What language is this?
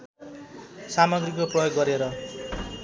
Nepali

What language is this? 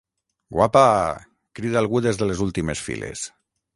Catalan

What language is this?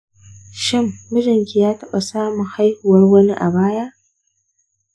Hausa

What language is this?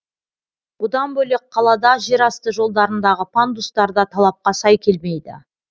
Kazakh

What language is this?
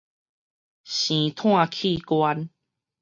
Min Nan Chinese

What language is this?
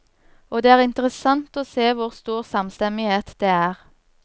Norwegian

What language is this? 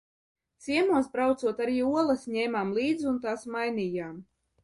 Latvian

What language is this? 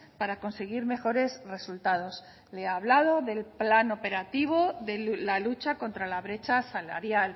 Spanish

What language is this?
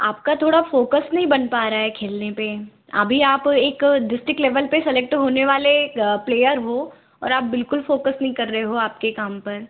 Hindi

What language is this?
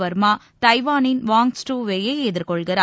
Tamil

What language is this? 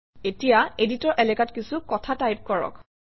Assamese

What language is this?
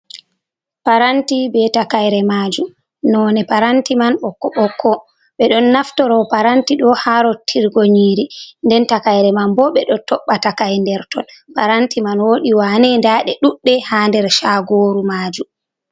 Fula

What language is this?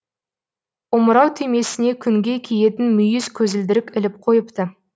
Kazakh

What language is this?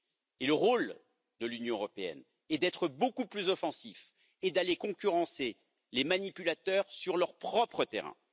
French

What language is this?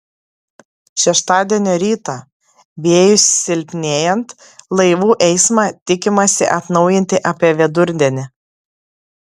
Lithuanian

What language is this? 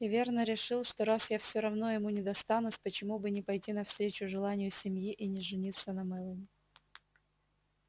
Russian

